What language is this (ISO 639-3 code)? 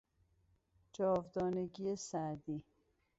fas